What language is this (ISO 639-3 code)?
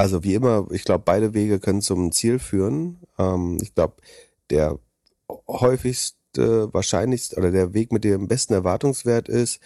deu